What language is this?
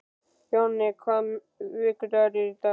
Icelandic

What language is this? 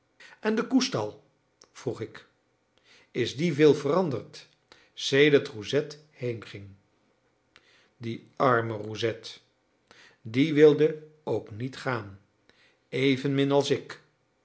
Dutch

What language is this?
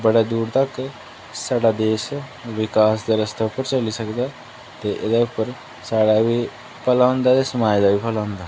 Dogri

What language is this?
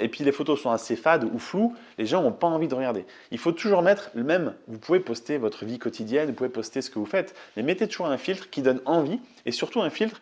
French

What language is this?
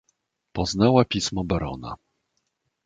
Polish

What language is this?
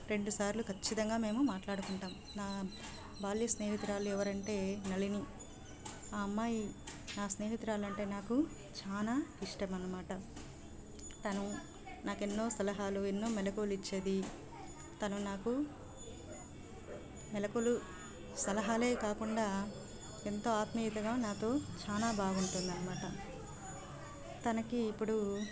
Telugu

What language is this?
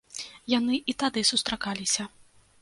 Belarusian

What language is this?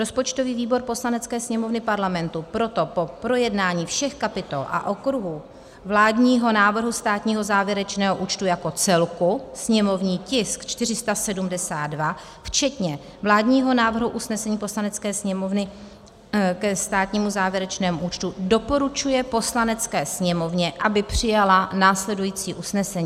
Czech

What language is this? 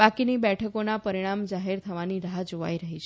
Gujarati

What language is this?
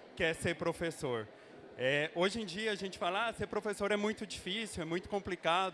Portuguese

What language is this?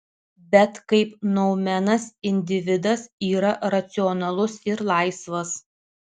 Lithuanian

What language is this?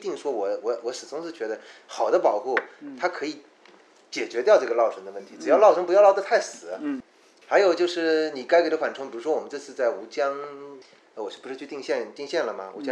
Chinese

